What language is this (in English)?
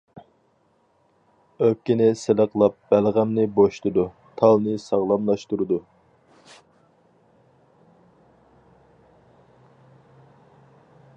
Uyghur